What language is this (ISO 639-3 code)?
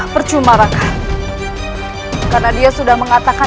ind